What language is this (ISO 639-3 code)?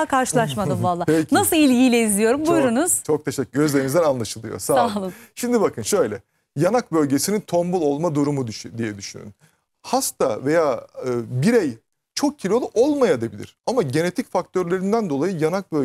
tur